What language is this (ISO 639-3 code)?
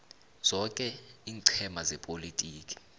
nbl